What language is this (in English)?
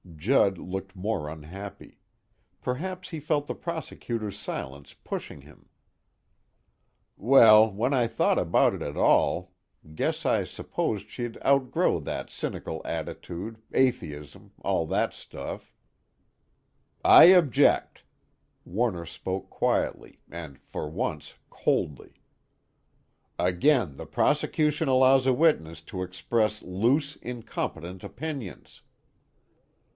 English